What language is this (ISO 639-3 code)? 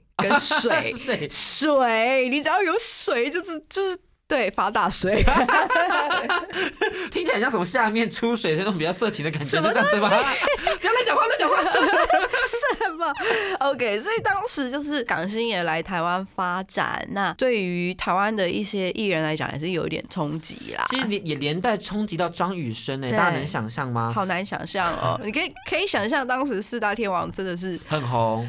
zho